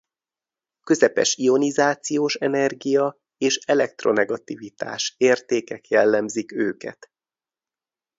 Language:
Hungarian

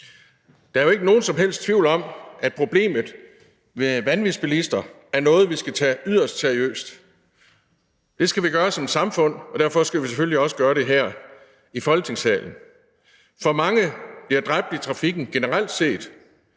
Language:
Danish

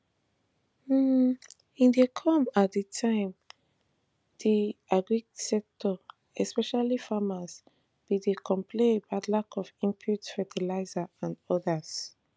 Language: Nigerian Pidgin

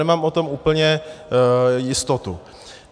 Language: Czech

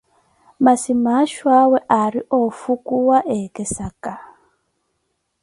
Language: Koti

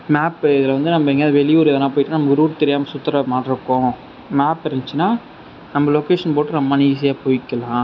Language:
Tamil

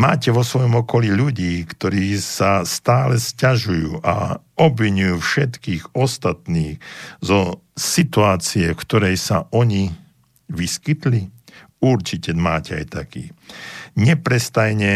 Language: Slovak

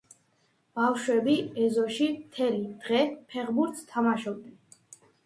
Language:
Georgian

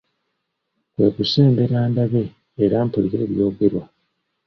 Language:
Ganda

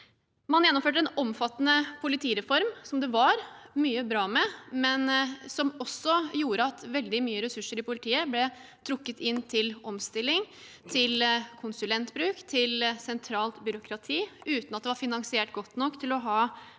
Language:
Norwegian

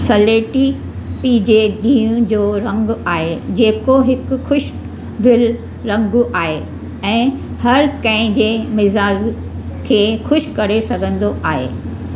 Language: Sindhi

